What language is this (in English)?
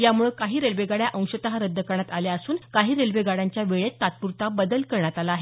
Marathi